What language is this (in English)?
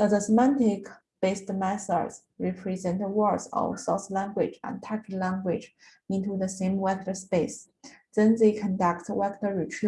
English